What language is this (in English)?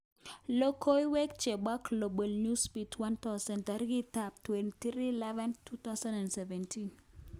Kalenjin